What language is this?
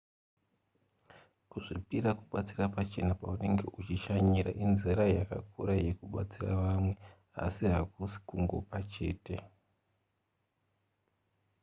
Shona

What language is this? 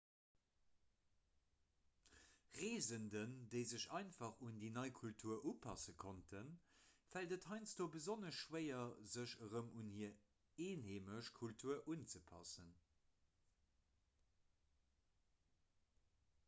Luxembourgish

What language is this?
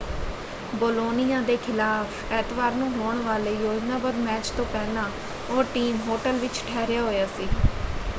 Punjabi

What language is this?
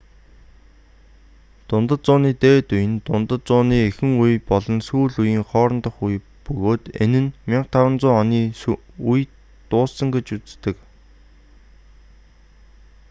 Mongolian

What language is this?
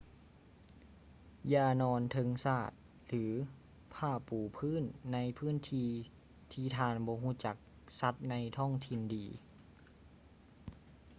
Lao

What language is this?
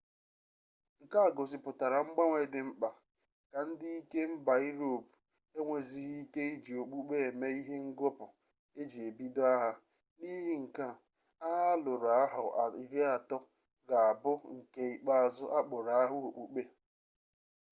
Igbo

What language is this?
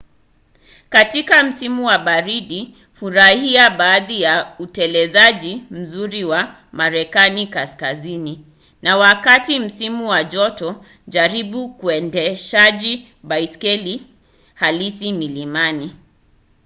Swahili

